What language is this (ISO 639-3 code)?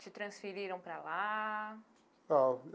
por